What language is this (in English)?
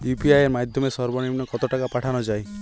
Bangla